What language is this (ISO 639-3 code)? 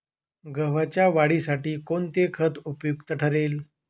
mar